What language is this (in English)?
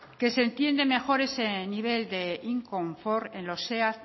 Spanish